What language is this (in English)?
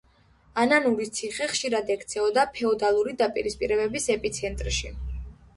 Georgian